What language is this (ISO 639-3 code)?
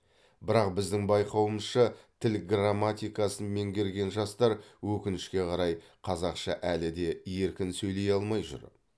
kaz